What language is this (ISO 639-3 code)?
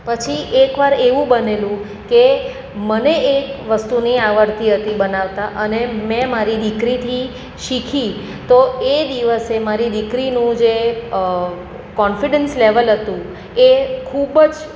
guj